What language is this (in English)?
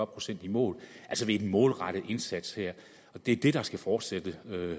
Danish